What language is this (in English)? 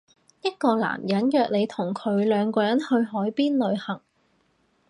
Cantonese